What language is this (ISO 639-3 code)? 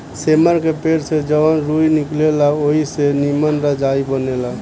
bho